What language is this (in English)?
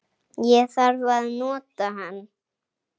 Icelandic